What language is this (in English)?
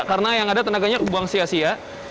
Indonesian